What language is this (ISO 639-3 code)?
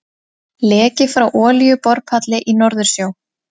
isl